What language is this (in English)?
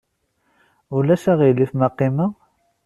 Kabyle